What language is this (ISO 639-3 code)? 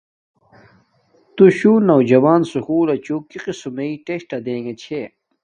dmk